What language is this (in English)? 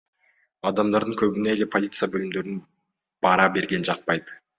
Kyrgyz